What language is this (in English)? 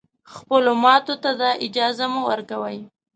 Pashto